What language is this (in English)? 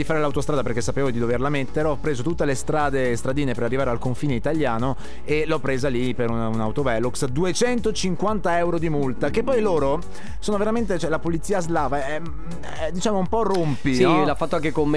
Italian